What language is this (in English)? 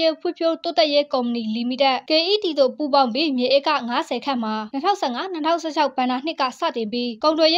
Vietnamese